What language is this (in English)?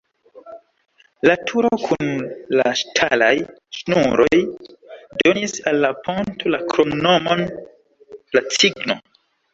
Esperanto